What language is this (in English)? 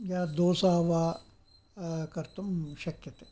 Sanskrit